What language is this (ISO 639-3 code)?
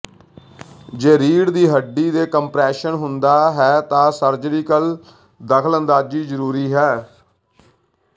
pan